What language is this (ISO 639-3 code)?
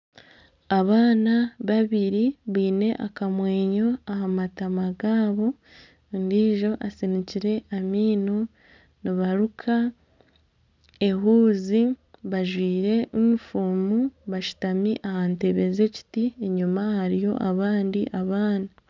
nyn